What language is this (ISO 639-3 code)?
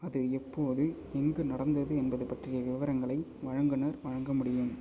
tam